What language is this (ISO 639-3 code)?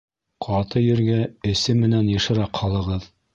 bak